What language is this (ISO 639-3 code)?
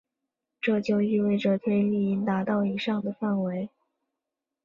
zho